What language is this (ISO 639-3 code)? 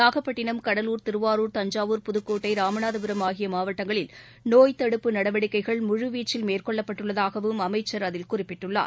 tam